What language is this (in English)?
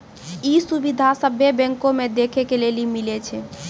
Maithili